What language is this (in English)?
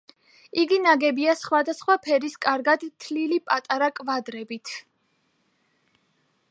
Georgian